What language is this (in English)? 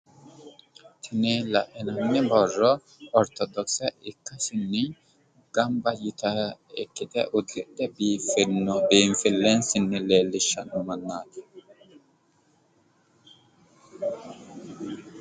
Sidamo